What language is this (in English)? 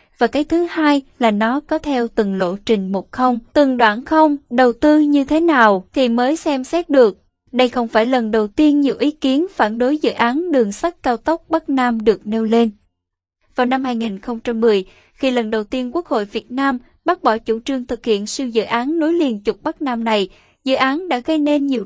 Vietnamese